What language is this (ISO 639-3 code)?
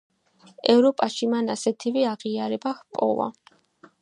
kat